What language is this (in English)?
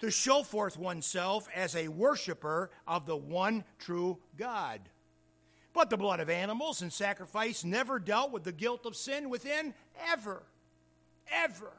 English